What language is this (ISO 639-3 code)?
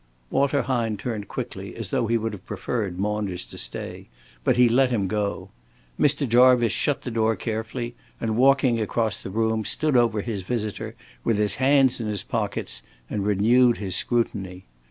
eng